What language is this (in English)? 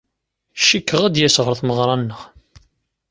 Kabyle